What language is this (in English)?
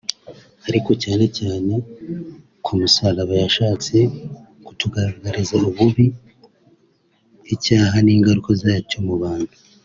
Kinyarwanda